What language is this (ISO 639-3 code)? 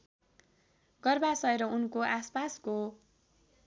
nep